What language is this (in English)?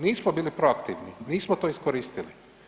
Croatian